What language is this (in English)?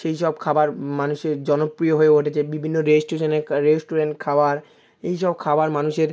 Bangla